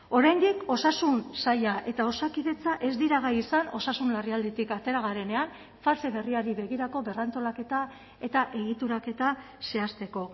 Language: Basque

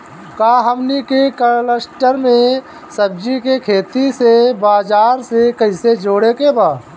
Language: Bhojpuri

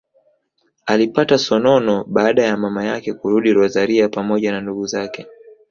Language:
Swahili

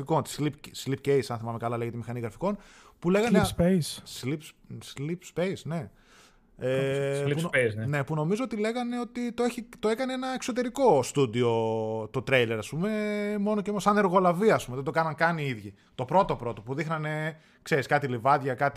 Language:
Greek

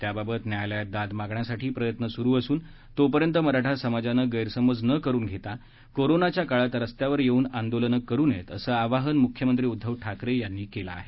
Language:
Marathi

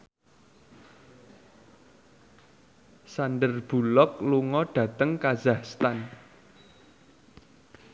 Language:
Javanese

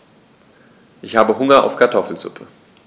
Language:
German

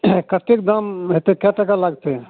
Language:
Maithili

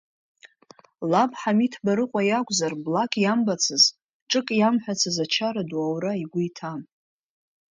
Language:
Abkhazian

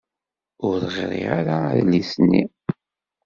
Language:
Kabyle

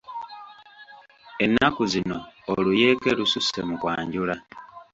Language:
Ganda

